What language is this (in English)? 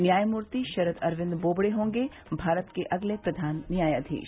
Hindi